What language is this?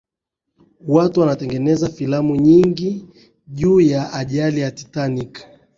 Swahili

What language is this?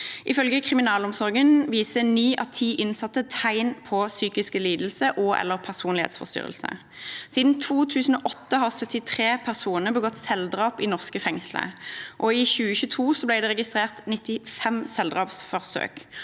Norwegian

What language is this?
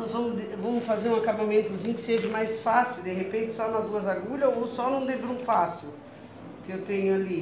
Portuguese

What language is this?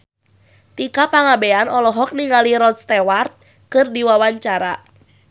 Sundanese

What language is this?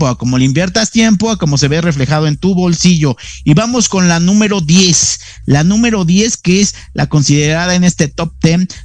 Spanish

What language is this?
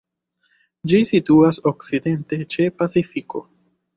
Esperanto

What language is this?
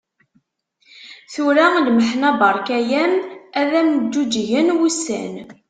Kabyle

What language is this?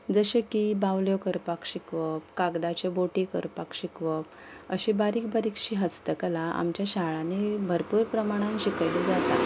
Konkani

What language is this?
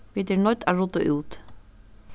Faroese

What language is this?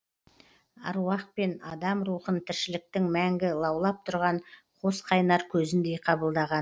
Kazakh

